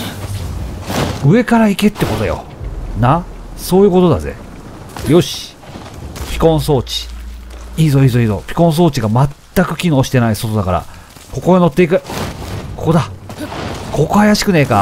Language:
Japanese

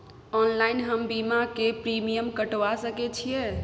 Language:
Maithili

